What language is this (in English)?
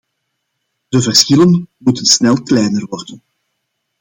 Dutch